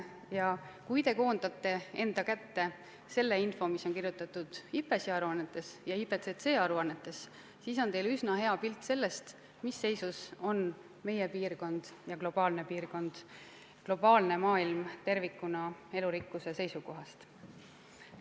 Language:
Estonian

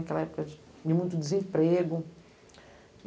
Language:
Portuguese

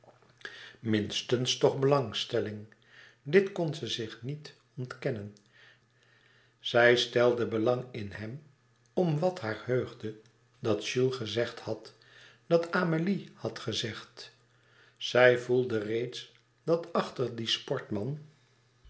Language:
Dutch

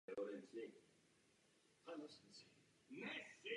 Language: Czech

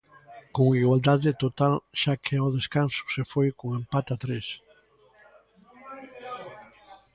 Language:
Galician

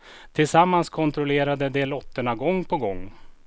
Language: Swedish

